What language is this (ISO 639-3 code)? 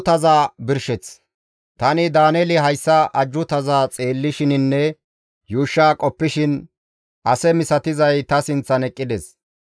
gmv